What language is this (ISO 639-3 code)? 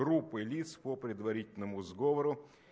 rus